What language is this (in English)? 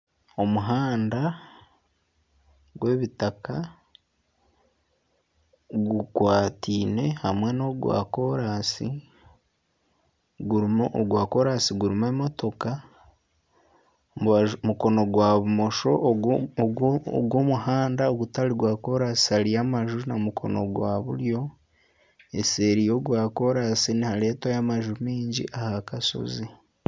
Nyankole